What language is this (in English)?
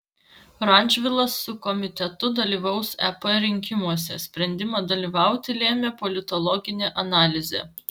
Lithuanian